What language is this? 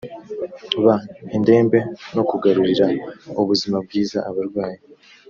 Kinyarwanda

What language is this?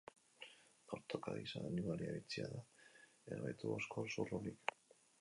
Basque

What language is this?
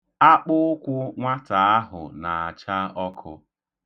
Igbo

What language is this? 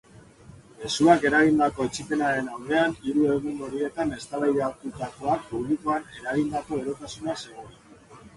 Basque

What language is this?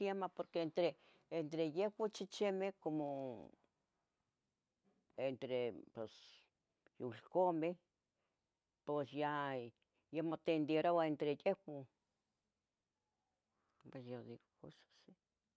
Tetelcingo Nahuatl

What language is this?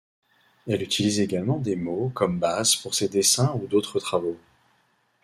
French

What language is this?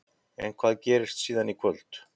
Icelandic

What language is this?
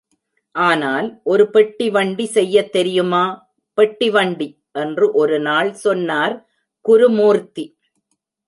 Tamil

